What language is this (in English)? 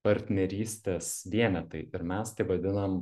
Lithuanian